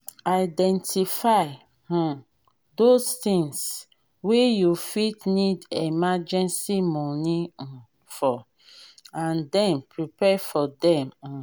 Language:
Nigerian Pidgin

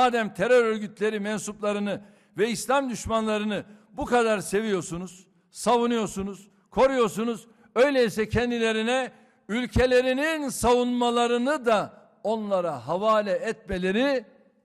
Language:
Turkish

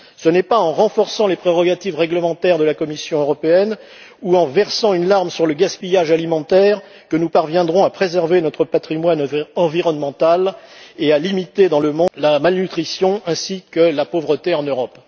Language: French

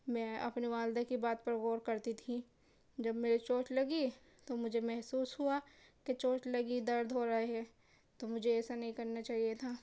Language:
Urdu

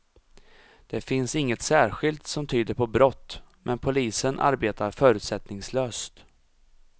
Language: Swedish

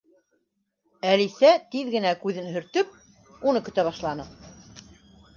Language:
Bashkir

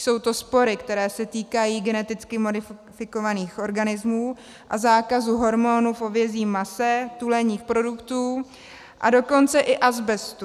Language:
Czech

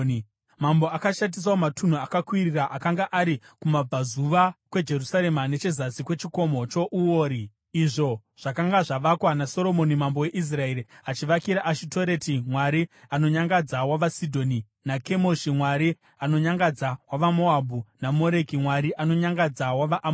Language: Shona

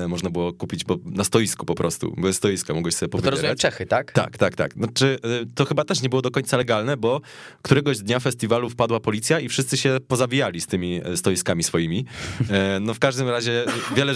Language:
Polish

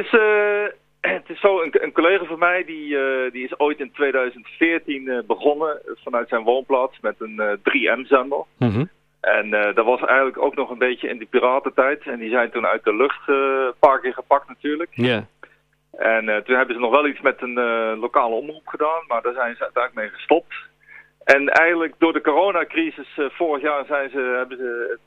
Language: Dutch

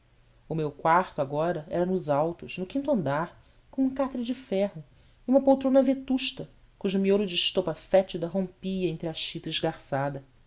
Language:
Portuguese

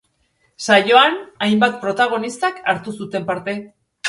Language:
Basque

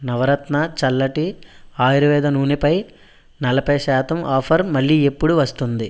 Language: Telugu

